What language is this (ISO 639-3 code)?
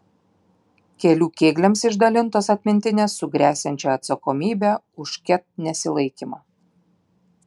lit